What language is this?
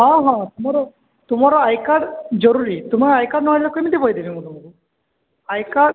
Odia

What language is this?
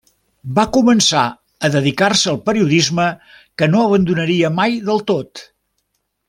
Catalan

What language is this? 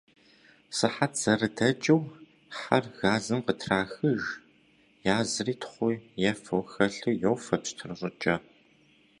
Kabardian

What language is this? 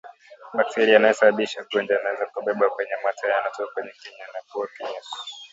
Swahili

